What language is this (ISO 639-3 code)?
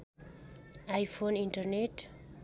nep